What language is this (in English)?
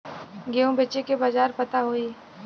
Bhojpuri